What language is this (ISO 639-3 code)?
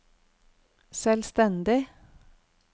nor